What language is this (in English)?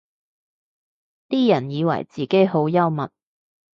Cantonese